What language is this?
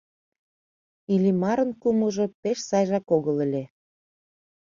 Mari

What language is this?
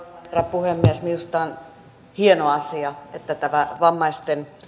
Finnish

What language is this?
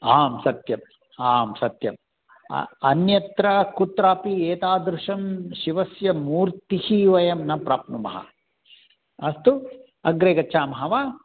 Sanskrit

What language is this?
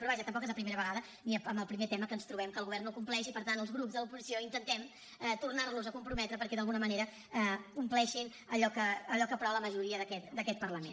Catalan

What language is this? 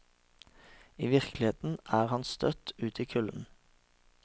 Norwegian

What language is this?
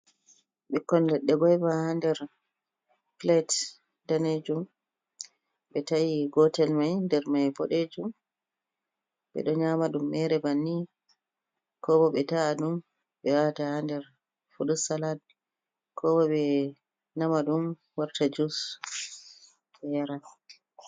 Fula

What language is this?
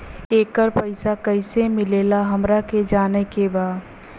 Bhojpuri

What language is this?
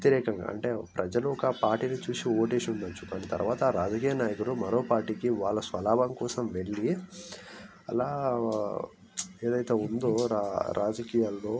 Telugu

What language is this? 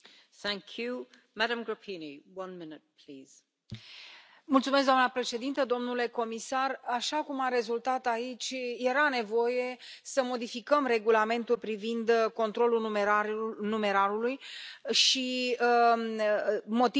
Romanian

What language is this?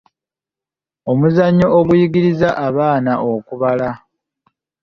Ganda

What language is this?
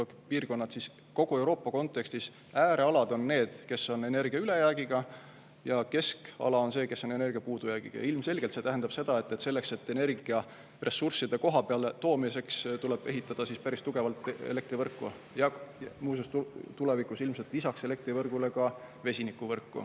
Estonian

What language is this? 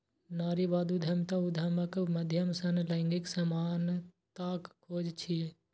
Maithili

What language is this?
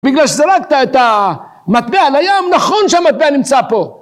Hebrew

